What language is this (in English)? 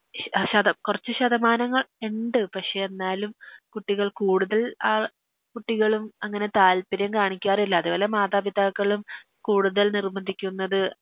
Malayalam